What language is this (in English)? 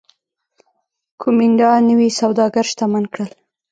Pashto